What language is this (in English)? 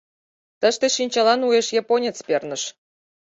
Mari